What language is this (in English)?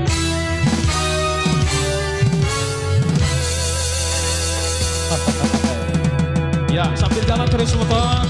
Indonesian